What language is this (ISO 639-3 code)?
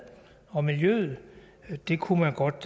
dan